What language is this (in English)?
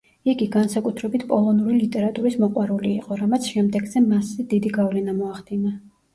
Georgian